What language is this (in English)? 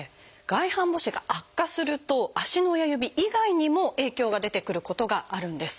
Japanese